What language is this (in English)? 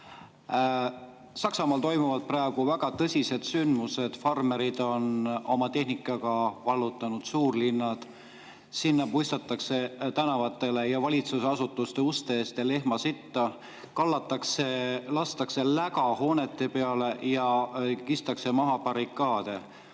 Estonian